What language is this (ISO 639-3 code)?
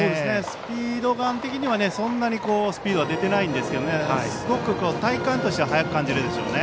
jpn